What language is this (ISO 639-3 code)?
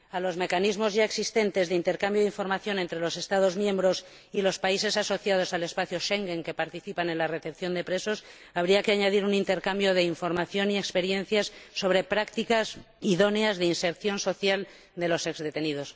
spa